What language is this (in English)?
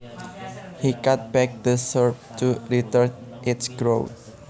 Javanese